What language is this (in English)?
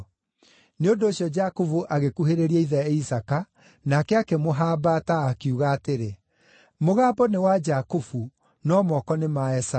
Kikuyu